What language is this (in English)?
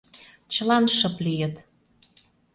Mari